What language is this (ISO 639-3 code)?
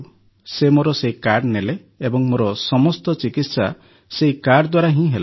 ori